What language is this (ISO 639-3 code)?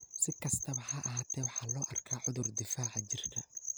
som